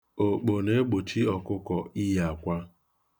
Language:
Igbo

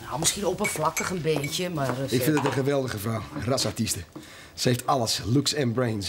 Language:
Dutch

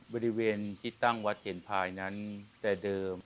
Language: Thai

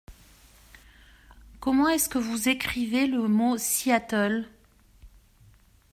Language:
French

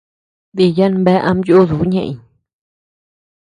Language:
Tepeuxila Cuicatec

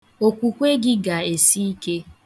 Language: Igbo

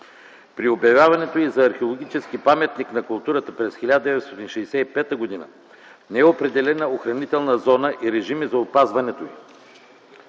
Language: Bulgarian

